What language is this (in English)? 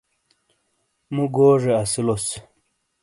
Shina